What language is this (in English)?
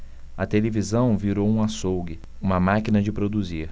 Portuguese